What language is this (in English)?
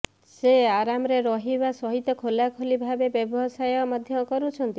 Odia